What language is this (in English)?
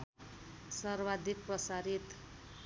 Nepali